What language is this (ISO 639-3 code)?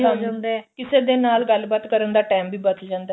pan